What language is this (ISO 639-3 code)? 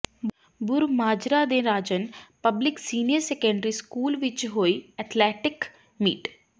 pan